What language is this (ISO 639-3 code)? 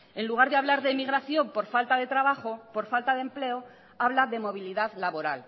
spa